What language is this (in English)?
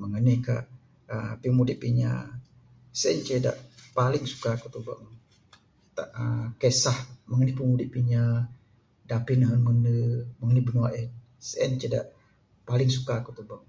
Bukar-Sadung Bidayuh